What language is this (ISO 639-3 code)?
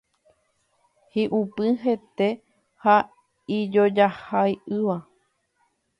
grn